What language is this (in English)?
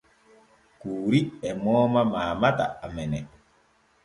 Borgu Fulfulde